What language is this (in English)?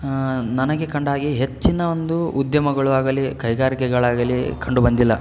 Kannada